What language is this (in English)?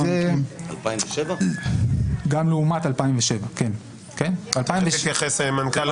Hebrew